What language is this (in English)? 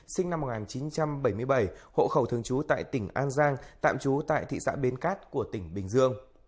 Vietnamese